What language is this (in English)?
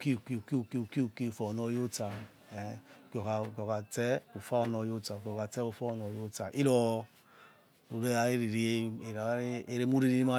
Yekhee